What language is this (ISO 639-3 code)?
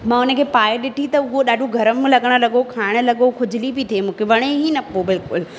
snd